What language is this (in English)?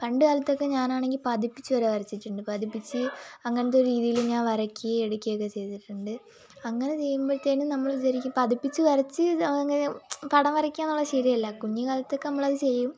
Malayalam